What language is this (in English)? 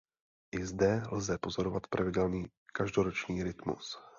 Czech